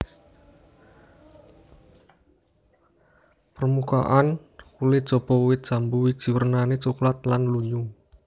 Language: Javanese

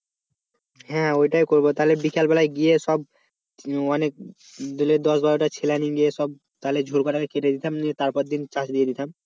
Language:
Bangla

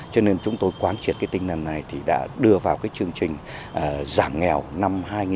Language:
Vietnamese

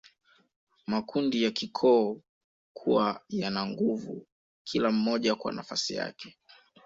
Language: Swahili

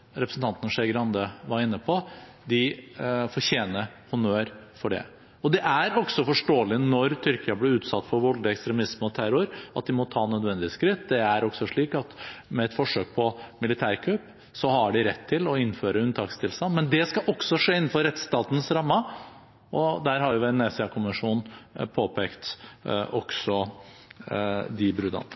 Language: Norwegian Bokmål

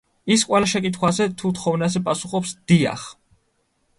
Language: Georgian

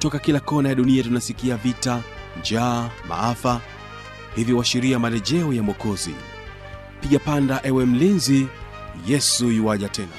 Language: Swahili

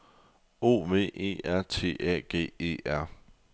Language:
Danish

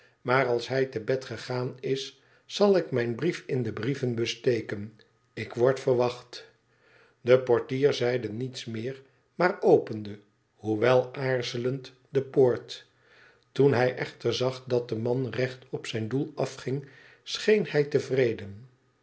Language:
Dutch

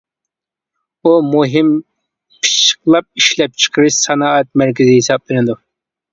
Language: Uyghur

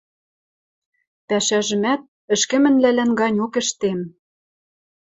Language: Western Mari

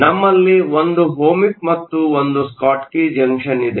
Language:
Kannada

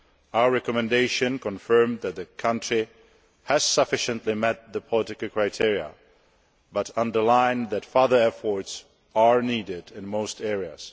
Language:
English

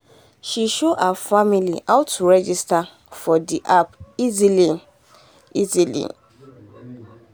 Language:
Nigerian Pidgin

